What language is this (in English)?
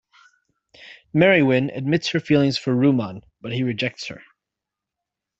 English